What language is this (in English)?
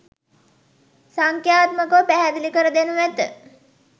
Sinhala